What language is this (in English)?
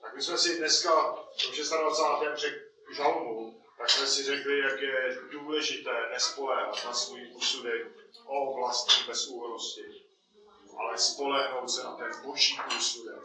Czech